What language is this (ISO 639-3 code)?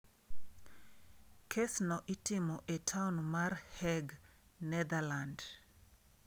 luo